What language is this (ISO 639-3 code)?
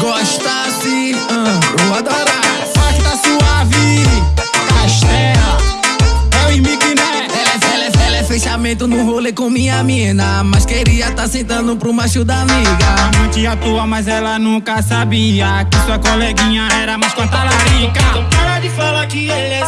por